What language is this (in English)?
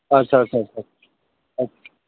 Bodo